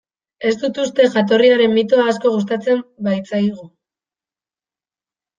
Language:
Basque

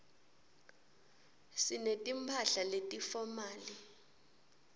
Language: Swati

